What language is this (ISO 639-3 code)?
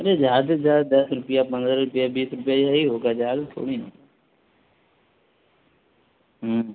urd